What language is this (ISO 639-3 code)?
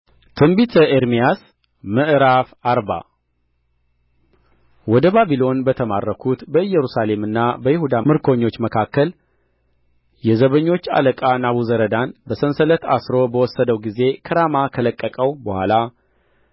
amh